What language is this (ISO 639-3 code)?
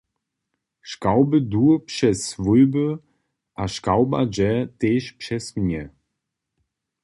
hsb